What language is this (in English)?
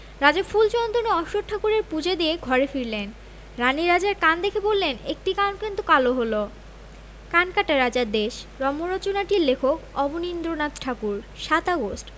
Bangla